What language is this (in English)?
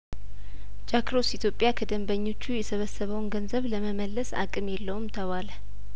Amharic